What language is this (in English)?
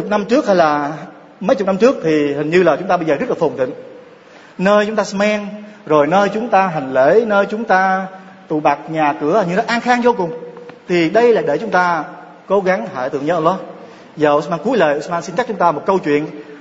Vietnamese